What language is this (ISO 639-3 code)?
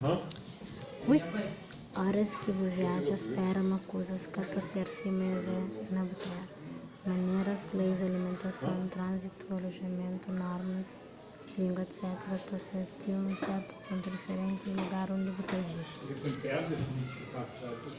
kea